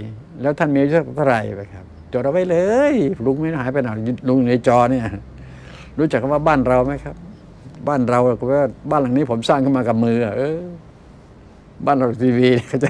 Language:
Thai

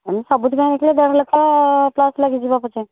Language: Odia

